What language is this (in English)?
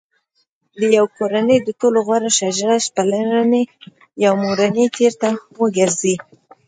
Pashto